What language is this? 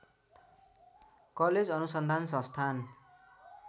Nepali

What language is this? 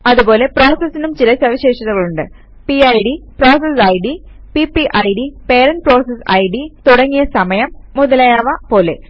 Malayalam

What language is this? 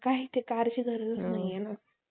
Marathi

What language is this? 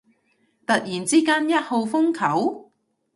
Cantonese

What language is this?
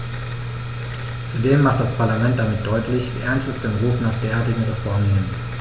German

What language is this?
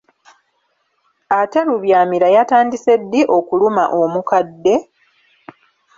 Ganda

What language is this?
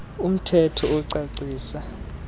Xhosa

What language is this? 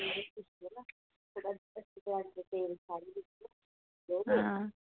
Dogri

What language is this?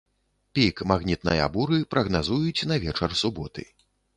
Belarusian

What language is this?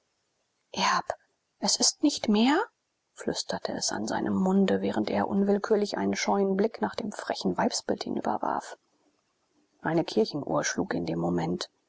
German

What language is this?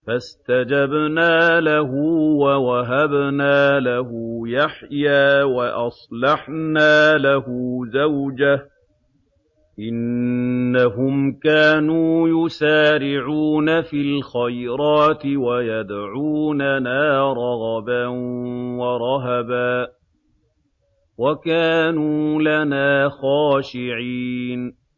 Arabic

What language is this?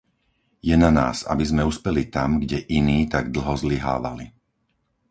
Slovak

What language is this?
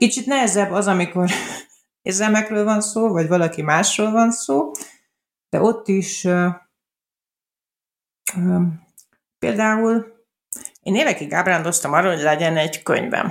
Hungarian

